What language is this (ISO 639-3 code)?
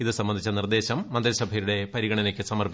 mal